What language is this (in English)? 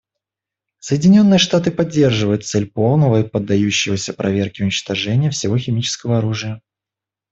Russian